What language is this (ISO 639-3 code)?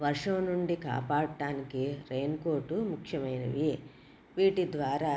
tel